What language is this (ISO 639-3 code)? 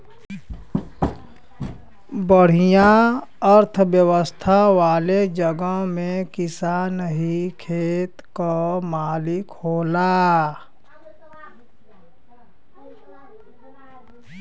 bho